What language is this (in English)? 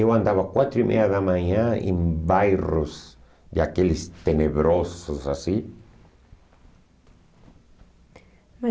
Portuguese